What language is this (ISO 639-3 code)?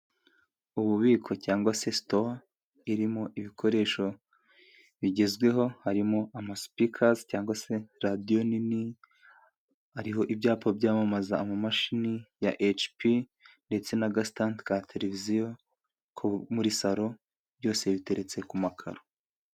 kin